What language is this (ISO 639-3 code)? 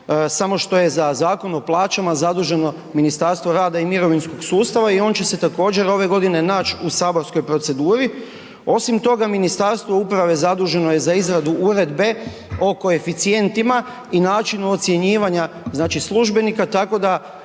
hrv